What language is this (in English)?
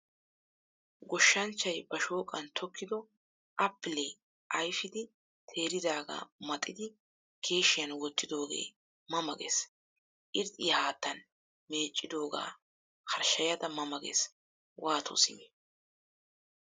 Wolaytta